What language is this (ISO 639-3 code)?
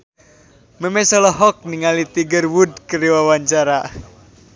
sun